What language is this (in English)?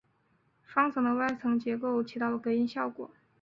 Chinese